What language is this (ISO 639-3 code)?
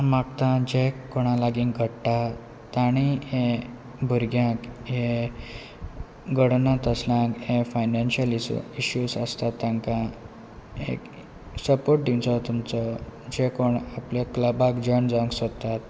kok